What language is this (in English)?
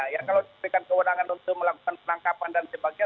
Indonesian